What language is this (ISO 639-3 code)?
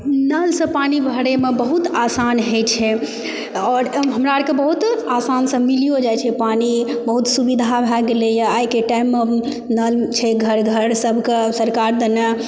mai